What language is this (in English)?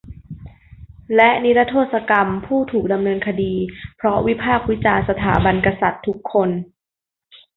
Thai